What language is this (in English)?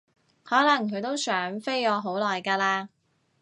Cantonese